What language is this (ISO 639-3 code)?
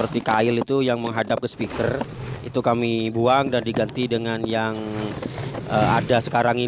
ind